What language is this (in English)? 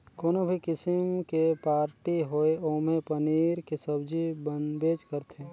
Chhattisgarhi